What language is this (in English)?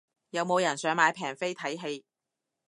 Cantonese